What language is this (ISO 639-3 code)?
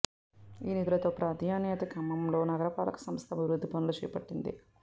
tel